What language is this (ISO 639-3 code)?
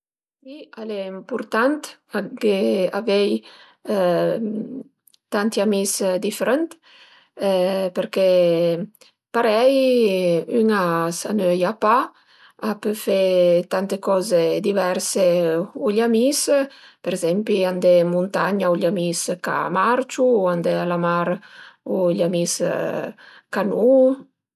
pms